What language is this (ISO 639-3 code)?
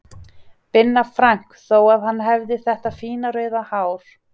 isl